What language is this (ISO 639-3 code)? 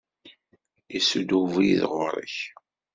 kab